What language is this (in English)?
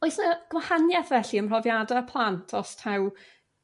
Welsh